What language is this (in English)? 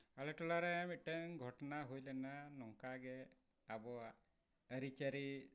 Santali